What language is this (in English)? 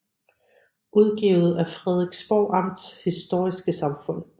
Danish